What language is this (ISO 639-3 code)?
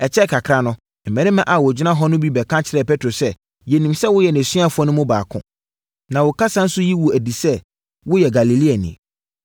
aka